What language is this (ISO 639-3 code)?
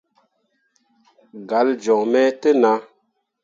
mua